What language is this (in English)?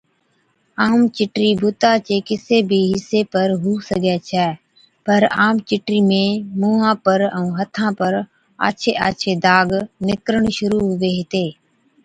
Od